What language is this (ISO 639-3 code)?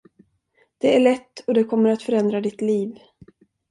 swe